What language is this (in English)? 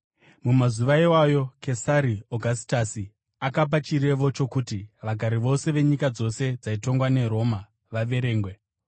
Shona